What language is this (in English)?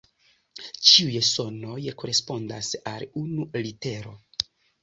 Esperanto